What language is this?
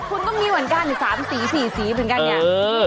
Thai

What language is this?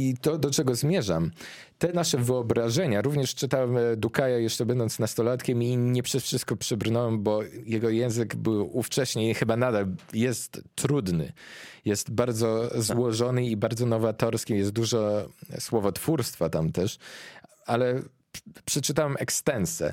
Polish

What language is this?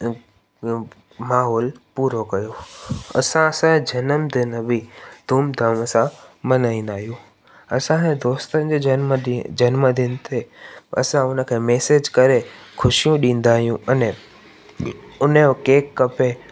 Sindhi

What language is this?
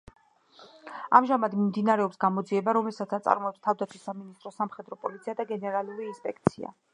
Georgian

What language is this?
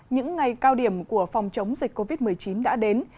Vietnamese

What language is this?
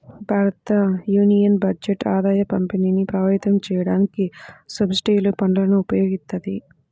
Telugu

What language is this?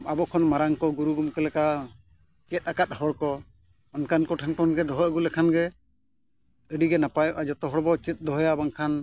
Santali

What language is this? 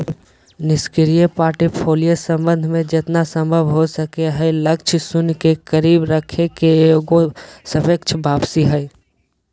Magahi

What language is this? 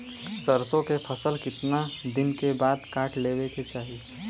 Bhojpuri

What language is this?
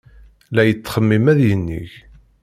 Kabyle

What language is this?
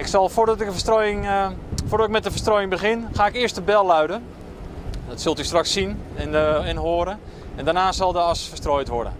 Dutch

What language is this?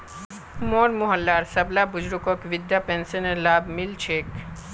Magahi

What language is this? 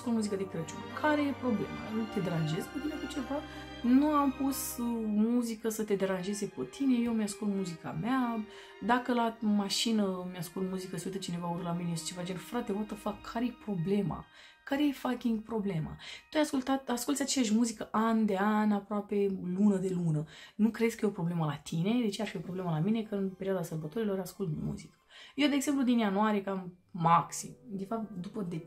Romanian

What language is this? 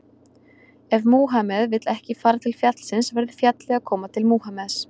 Icelandic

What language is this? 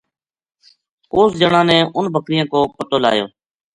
Gujari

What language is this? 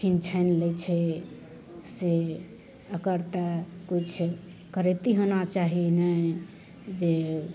Maithili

